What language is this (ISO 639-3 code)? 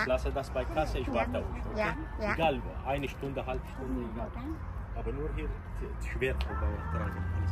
vie